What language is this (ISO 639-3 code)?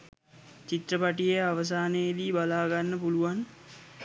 sin